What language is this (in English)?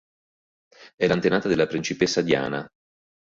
Italian